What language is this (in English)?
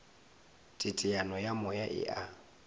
Northern Sotho